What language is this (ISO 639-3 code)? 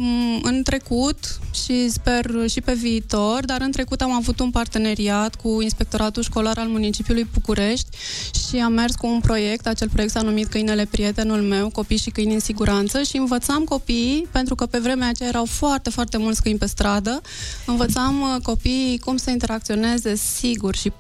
ron